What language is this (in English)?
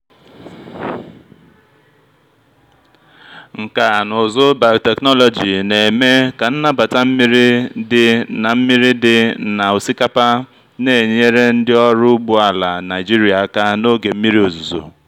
Igbo